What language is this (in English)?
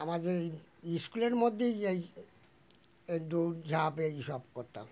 Bangla